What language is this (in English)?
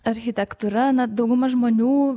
Lithuanian